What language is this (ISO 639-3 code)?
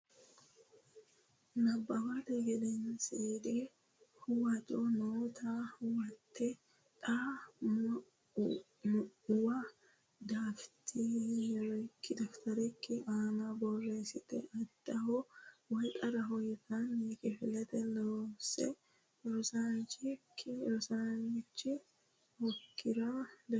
sid